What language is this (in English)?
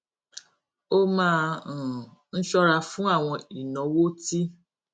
Yoruba